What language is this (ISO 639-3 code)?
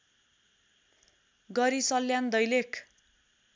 nep